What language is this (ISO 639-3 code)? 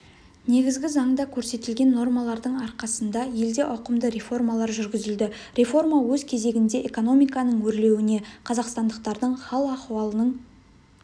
kaz